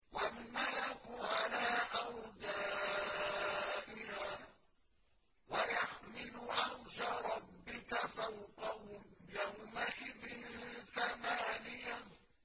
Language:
Arabic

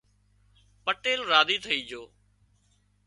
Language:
Wadiyara Koli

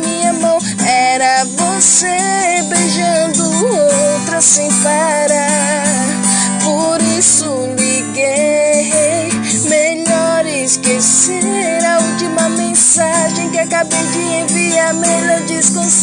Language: Portuguese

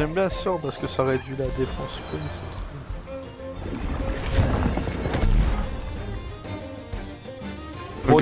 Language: French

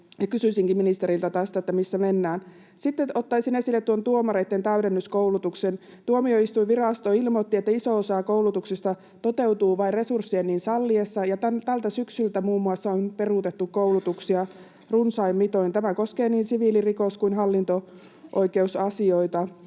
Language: Finnish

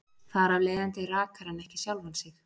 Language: Icelandic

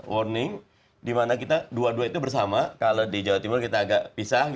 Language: Indonesian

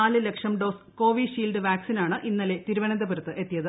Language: Malayalam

